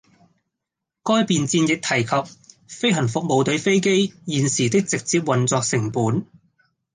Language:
Cantonese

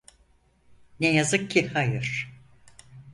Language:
Turkish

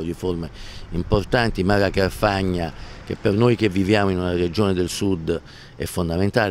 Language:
Italian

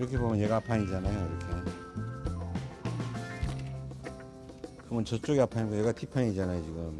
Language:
Korean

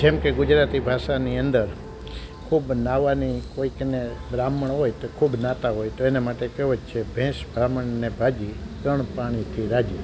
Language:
Gujarati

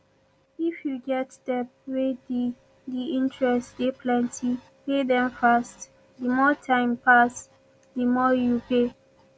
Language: Nigerian Pidgin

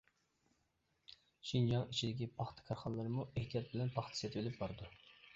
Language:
Uyghur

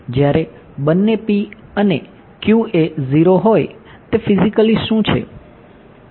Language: Gujarati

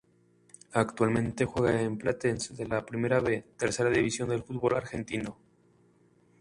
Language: Spanish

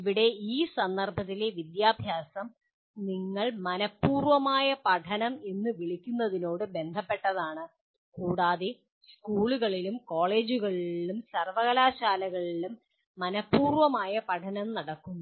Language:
Malayalam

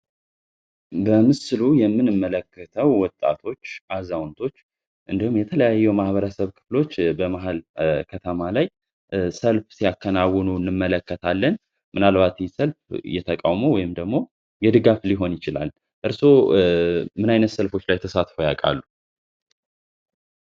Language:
Amharic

